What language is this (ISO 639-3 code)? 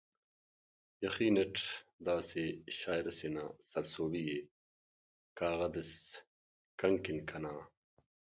brh